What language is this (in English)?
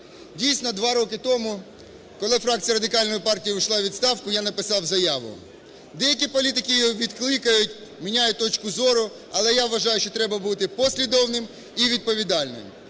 Ukrainian